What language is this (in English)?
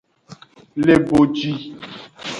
Aja (Benin)